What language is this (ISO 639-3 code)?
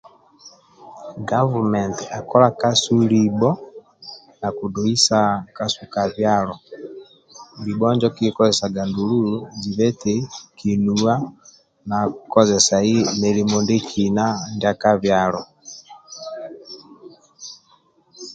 rwm